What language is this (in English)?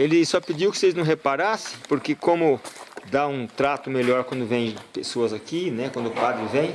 Portuguese